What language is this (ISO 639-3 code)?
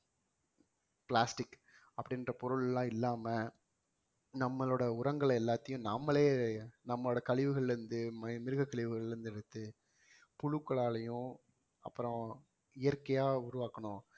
tam